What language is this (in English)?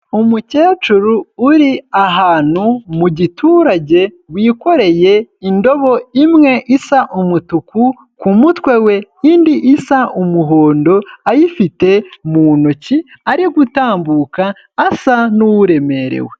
Kinyarwanda